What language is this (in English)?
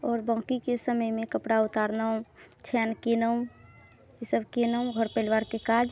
Maithili